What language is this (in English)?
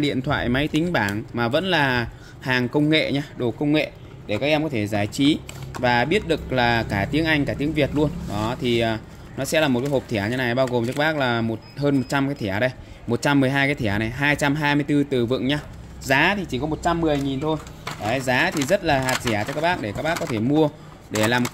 Vietnamese